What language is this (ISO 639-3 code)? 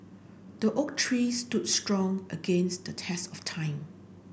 eng